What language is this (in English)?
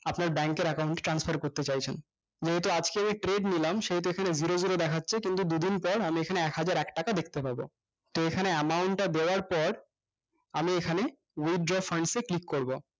Bangla